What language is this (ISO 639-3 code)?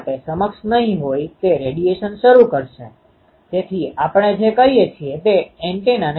guj